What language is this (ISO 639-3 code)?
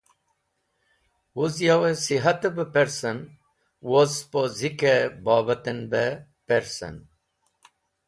wbl